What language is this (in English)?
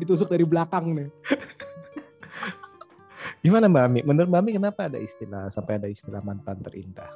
Indonesian